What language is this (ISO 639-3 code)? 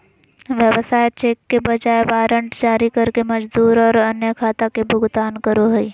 mag